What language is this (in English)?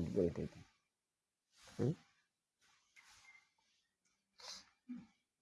Indonesian